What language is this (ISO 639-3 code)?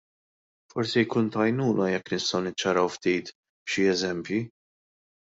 mlt